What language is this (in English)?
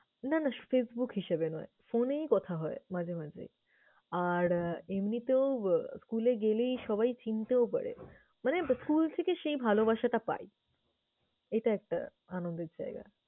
Bangla